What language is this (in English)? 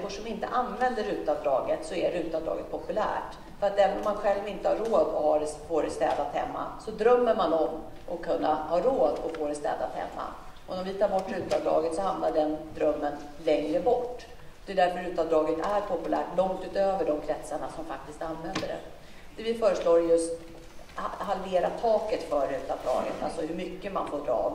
Swedish